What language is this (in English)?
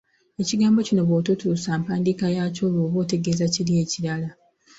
Ganda